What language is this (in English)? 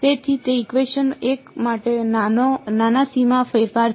Gujarati